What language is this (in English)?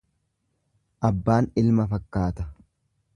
Oromo